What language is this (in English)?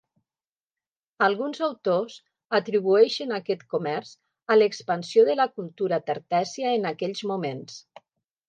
Catalan